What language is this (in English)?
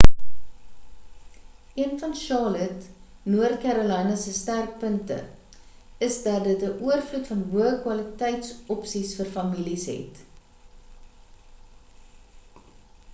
Afrikaans